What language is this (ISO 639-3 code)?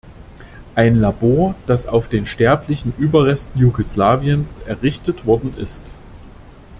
deu